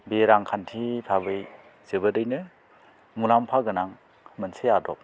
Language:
Bodo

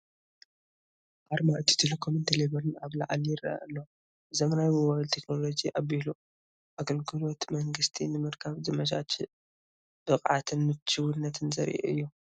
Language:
Tigrinya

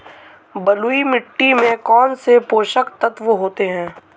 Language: Hindi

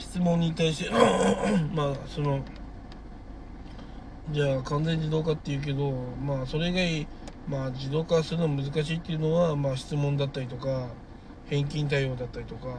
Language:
Japanese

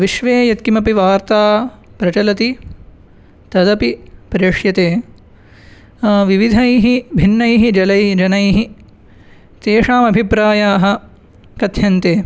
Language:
Sanskrit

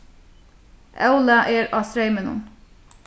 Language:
Faroese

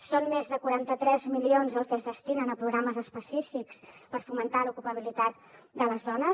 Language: Catalan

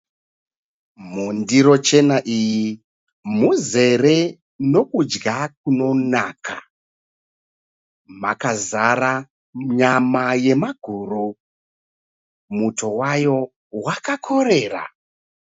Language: Shona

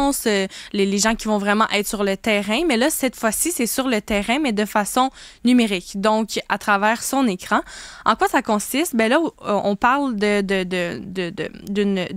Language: French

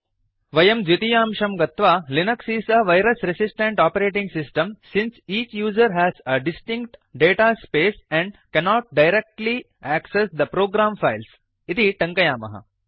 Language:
Sanskrit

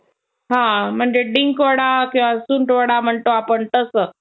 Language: Marathi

